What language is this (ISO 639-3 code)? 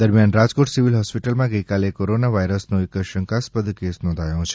guj